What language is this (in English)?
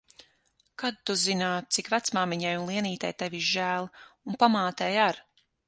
Latvian